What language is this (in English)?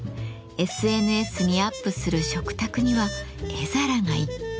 Japanese